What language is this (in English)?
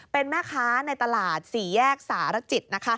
Thai